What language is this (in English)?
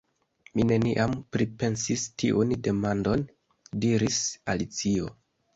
Esperanto